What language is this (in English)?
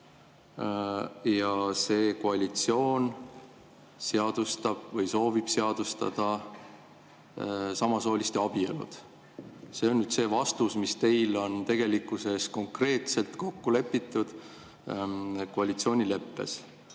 Estonian